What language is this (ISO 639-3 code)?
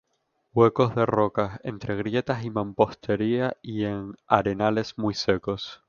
spa